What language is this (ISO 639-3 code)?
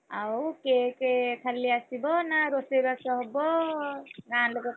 ori